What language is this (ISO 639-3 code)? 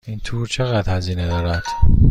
fas